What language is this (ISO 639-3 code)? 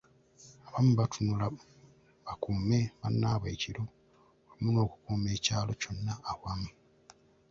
lug